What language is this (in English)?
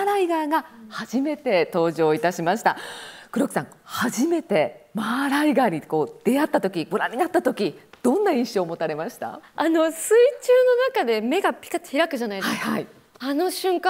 Japanese